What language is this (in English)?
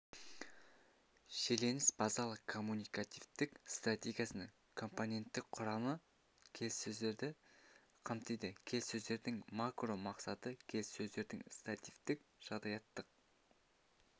Kazakh